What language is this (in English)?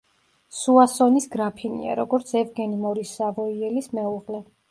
Georgian